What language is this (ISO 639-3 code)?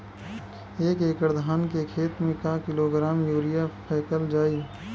bho